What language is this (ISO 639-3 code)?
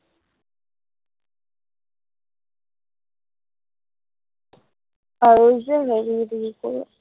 asm